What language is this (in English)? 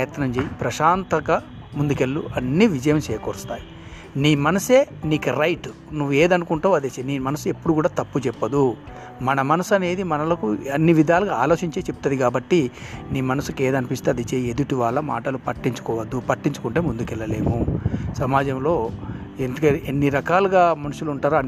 Telugu